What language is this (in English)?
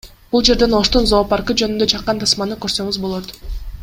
Kyrgyz